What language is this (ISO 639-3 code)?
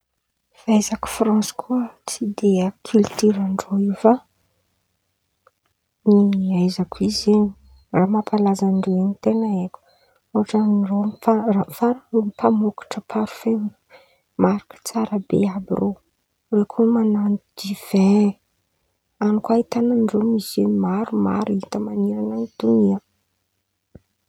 xmv